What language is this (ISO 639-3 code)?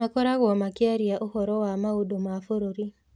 kik